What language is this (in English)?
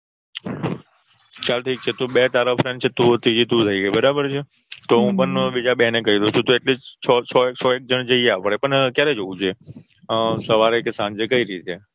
Gujarati